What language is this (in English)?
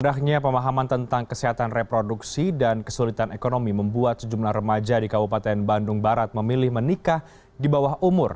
Indonesian